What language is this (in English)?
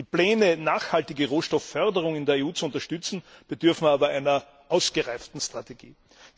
German